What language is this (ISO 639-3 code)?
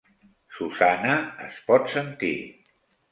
cat